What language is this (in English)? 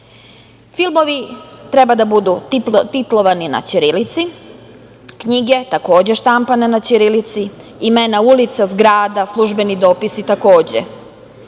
Serbian